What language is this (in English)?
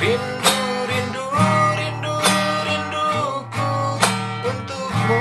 Indonesian